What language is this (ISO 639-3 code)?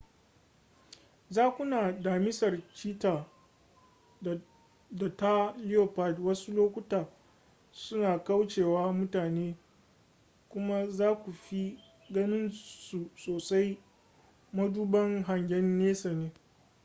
hau